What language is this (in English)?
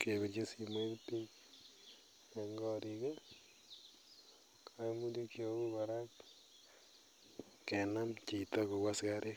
Kalenjin